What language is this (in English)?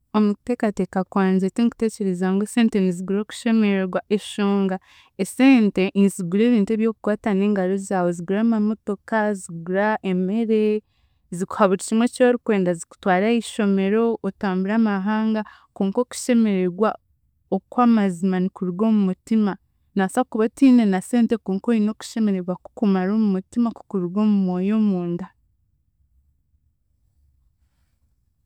Chiga